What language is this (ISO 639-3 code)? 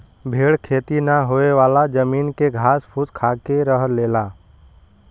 bho